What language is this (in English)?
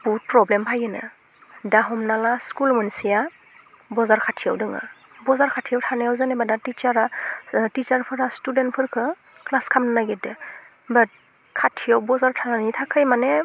Bodo